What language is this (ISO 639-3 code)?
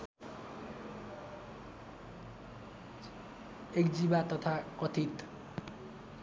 nep